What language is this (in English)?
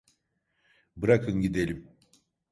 Turkish